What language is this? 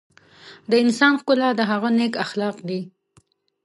Pashto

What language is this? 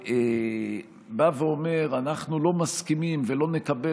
Hebrew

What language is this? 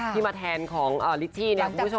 Thai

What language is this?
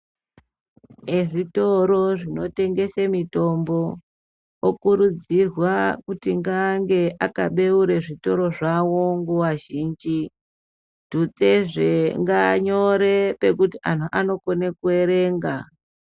Ndau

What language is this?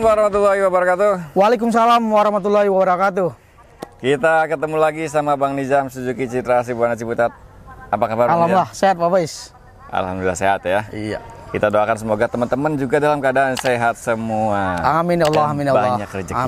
Indonesian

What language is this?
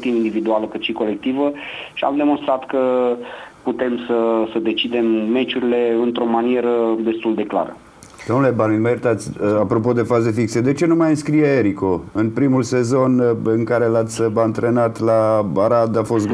Romanian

